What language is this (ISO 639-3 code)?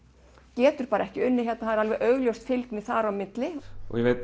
isl